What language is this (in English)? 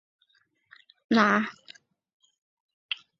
Chinese